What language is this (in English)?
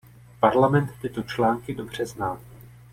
Czech